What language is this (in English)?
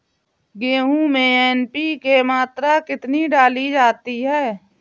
Hindi